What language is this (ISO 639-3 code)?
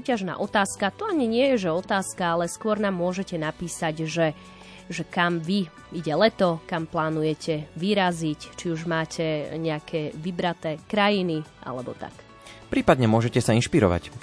slk